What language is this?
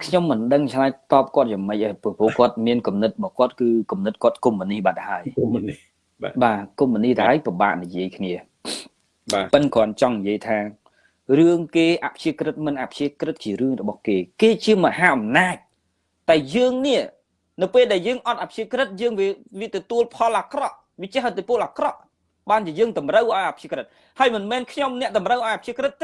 Vietnamese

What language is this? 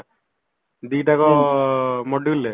Odia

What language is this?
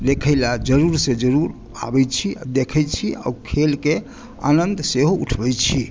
Maithili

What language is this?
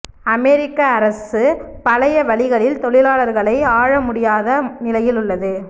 Tamil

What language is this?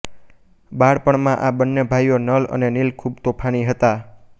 Gujarati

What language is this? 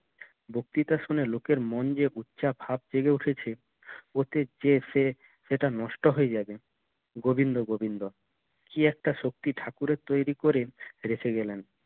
Bangla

